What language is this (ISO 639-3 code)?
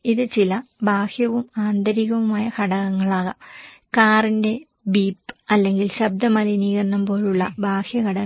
mal